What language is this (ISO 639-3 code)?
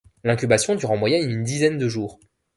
fra